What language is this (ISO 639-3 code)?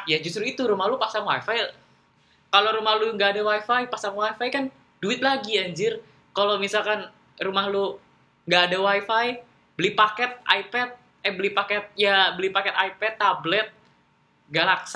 ind